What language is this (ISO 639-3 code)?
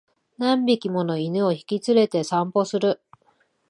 jpn